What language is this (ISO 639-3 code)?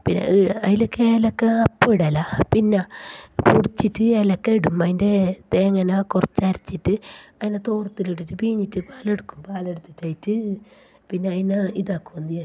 mal